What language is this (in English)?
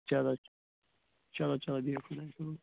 Kashmiri